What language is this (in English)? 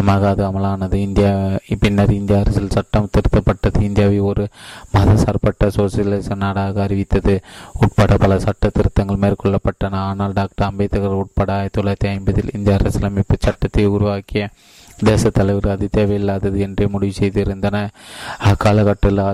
Tamil